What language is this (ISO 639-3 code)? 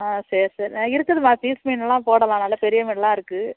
tam